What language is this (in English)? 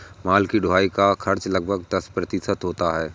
Hindi